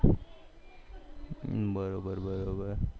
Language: Gujarati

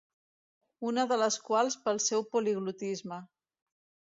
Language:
Catalan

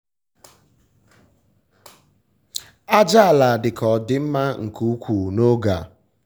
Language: Igbo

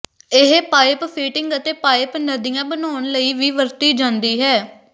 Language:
Punjabi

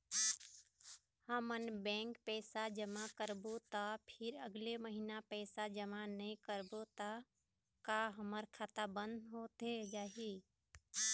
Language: Chhattisgarhi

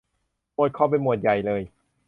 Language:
Thai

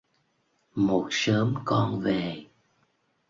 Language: Vietnamese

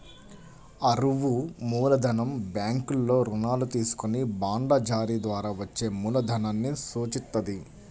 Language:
Telugu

